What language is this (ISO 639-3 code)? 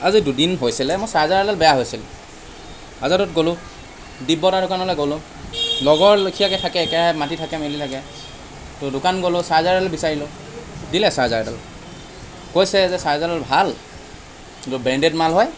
asm